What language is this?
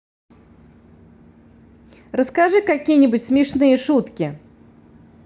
Russian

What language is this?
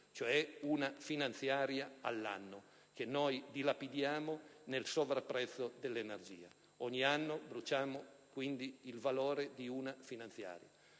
Italian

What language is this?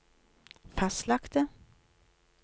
Norwegian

